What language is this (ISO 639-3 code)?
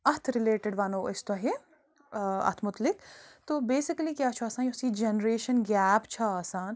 kas